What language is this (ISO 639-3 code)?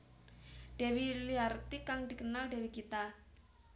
jav